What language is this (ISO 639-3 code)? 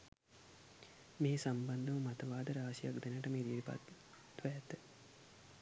sin